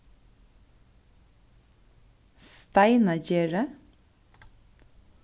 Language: Faroese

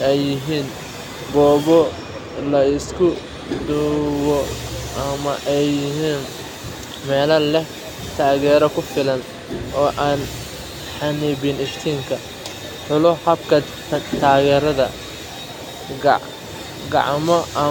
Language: Somali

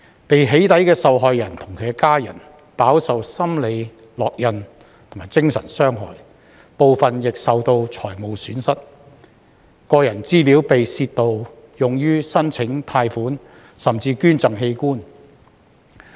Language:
Cantonese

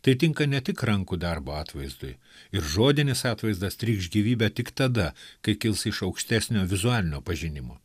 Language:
Lithuanian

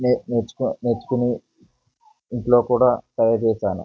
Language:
Telugu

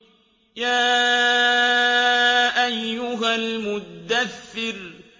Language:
Arabic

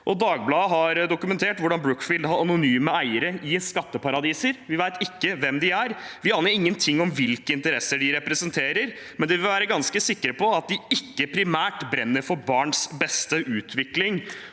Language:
Norwegian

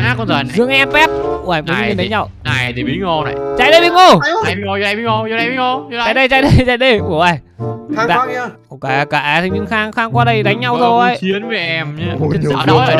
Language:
Vietnamese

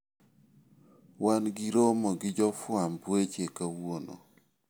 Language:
Luo (Kenya and Tanzania)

